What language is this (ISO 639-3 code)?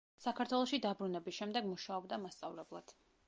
kat